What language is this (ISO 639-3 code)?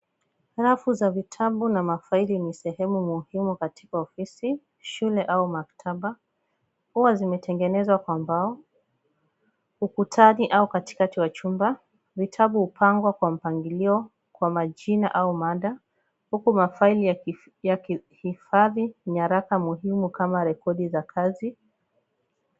swa